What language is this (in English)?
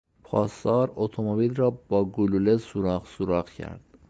Persian